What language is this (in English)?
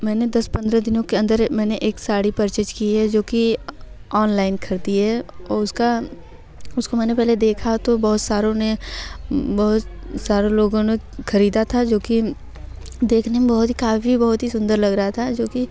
Hindi